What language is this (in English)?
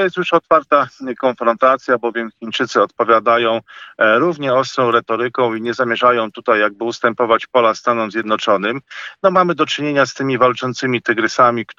Polish